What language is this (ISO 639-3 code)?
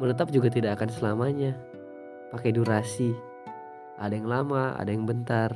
ind